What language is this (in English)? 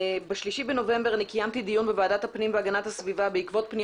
Hebrew